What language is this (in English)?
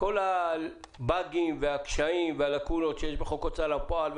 Hebrew